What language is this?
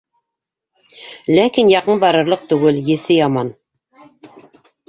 Bashkir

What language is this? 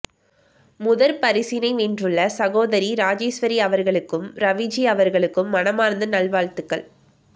Tamil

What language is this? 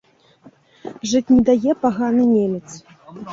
Belarusian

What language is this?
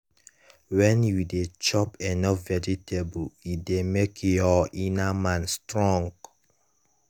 Nigerian Pidgin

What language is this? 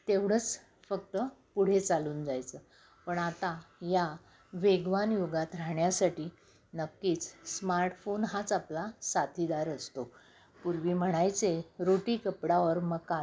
Marathi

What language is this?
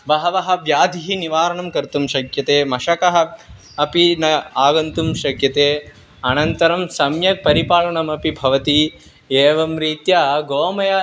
Sanskrit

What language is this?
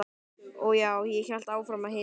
Icelandic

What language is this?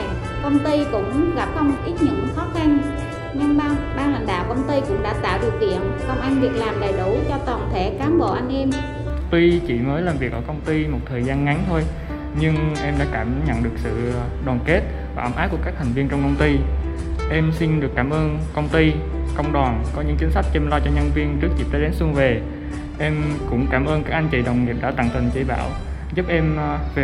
Vietnamese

